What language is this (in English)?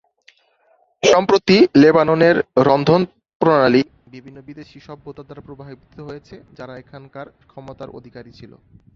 Bangla